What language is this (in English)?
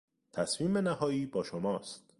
Persian